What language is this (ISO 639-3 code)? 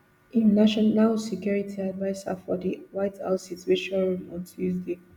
pcm